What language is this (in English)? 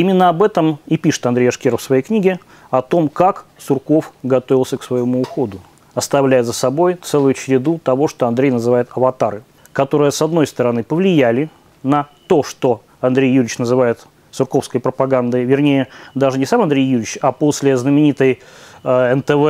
Russian